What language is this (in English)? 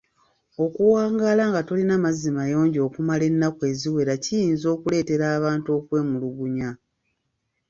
Ganda